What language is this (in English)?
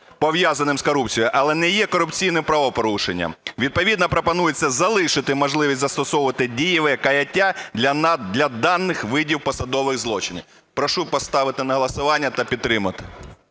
Ukrainian